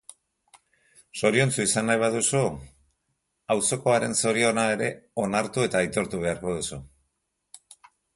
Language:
Basque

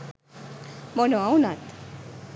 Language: Sinhala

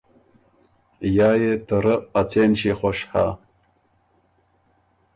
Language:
Ormuri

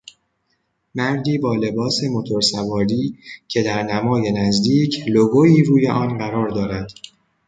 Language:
Persian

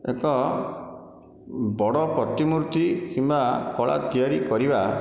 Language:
Odia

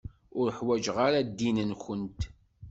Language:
Kabyle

